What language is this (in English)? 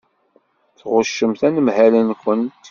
Kabyle